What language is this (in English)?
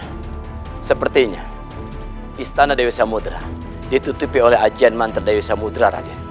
Indonesian